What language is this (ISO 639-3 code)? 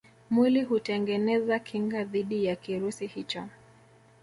swa